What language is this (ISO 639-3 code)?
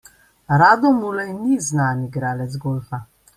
slv